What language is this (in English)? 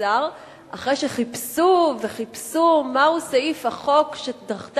Hebrew